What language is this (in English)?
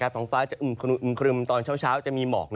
Thai